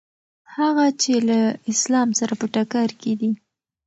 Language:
Pashto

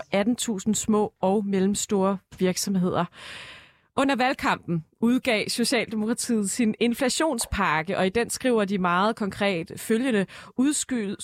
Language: Danish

